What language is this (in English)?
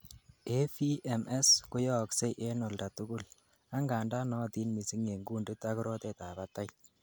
Kalenjin